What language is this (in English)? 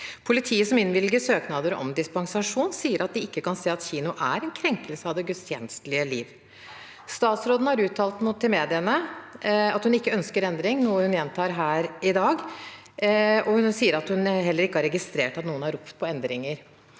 Norwegian